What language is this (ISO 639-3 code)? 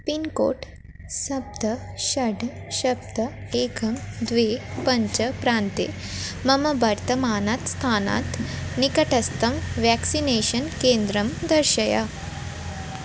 san